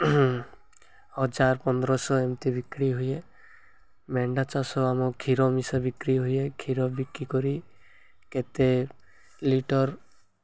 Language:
Odia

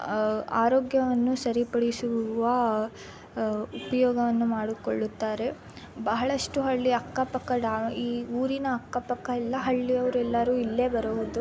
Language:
Kannada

